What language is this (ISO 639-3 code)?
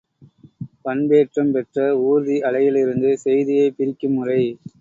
tam